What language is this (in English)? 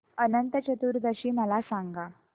Marathi